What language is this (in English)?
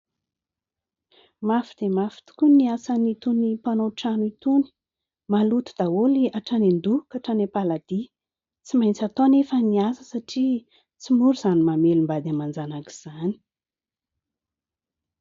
Malagasy